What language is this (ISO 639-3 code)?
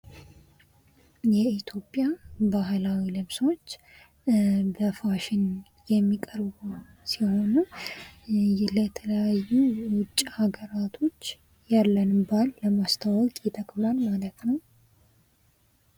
amh